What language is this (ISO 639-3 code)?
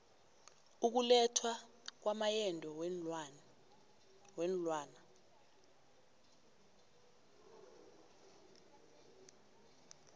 nbl